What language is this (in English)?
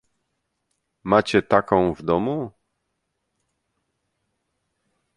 Polish